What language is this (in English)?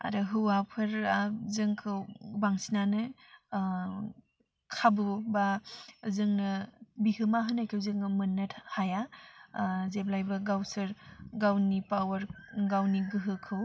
Bodo